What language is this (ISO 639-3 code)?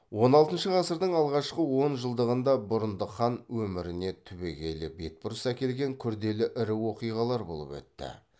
kaz